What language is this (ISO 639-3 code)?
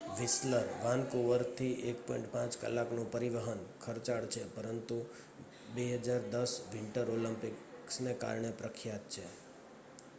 guj